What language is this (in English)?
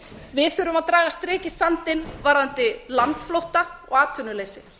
Icelandic